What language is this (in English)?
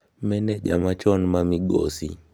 Luo (Kenya and Tanzania)